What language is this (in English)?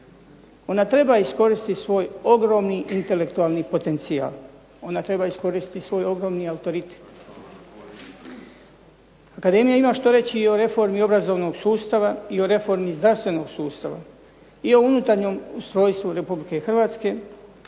Croatian